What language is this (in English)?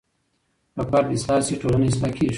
Pashto